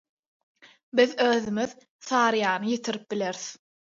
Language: Turkmen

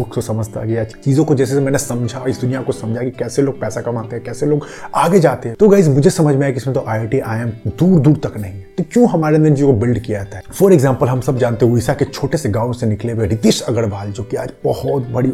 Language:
Hindi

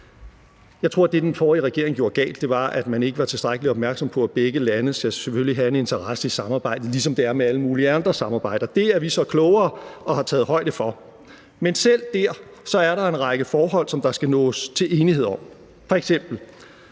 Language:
Danish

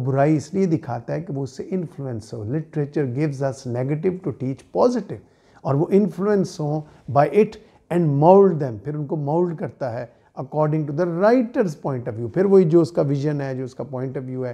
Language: Hindi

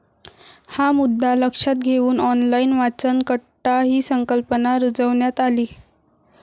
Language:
Marathi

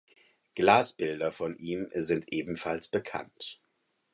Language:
German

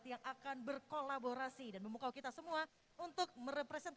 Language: Indonesian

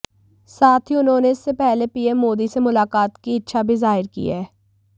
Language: Hindi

